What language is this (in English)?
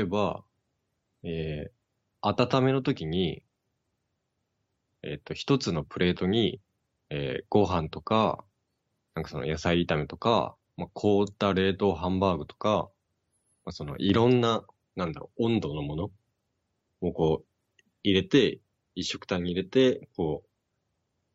Japanese